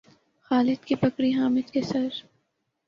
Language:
Urdu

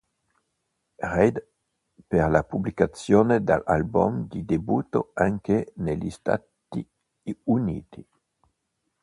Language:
Italian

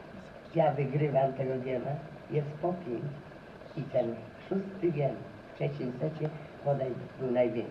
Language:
Polish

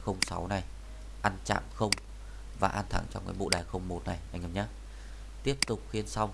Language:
Vietnamese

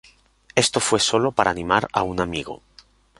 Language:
Spanish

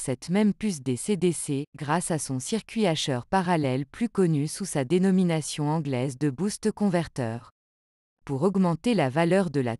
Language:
French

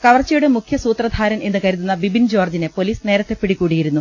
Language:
Malayalam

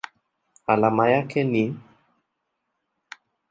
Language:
Swahili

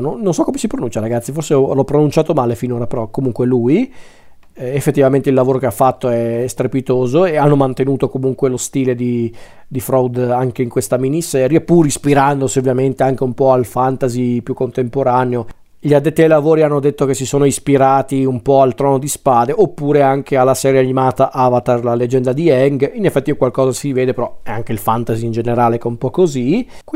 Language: Italian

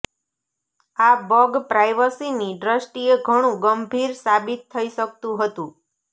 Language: Gujarati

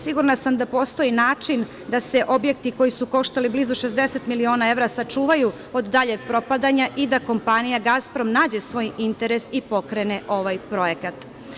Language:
Serbian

